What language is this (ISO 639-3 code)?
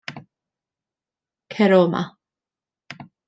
cym